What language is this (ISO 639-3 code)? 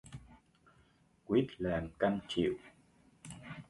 vie